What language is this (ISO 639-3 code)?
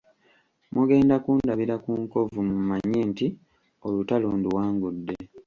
lug